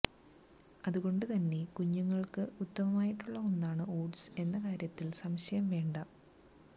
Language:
Malayalam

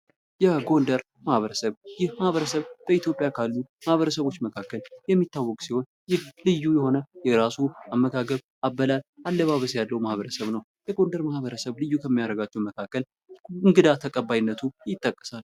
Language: Amharic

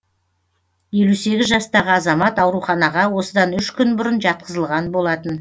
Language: Kazakh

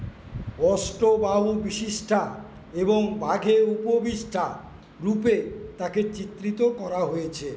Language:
Bangla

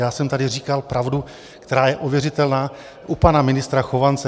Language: Czech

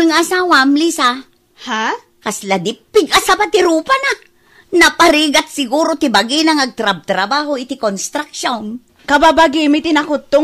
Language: Filipino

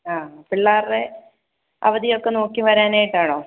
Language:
Malayalam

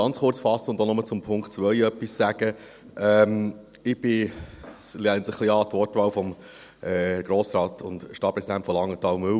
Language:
Swiss German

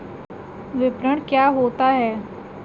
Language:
Hindi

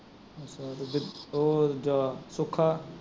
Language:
Punjabi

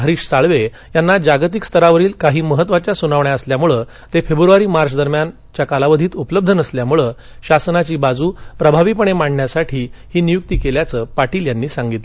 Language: Marathi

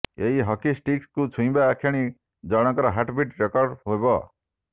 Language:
Odia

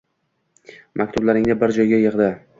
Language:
Uzbek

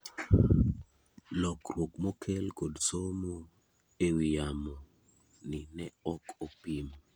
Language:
Luo (Kenya and Tanzania)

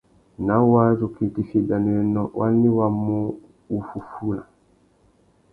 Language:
Tuki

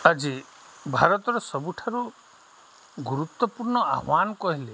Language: Odia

